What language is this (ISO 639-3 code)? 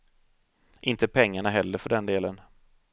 swe